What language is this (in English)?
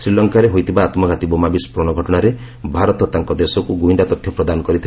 Odia